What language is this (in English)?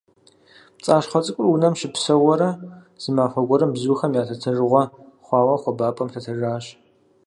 Kabardian